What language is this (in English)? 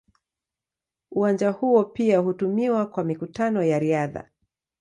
Swahili